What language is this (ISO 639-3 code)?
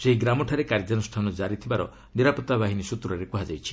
ori